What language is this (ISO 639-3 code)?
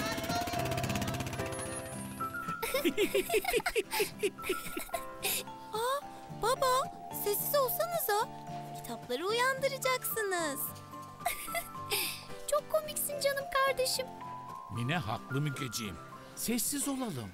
tur